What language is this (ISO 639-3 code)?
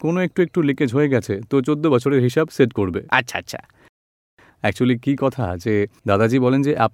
guj